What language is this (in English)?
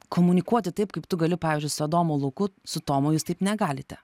Lithuanian